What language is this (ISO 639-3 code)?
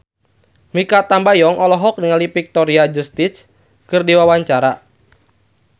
sun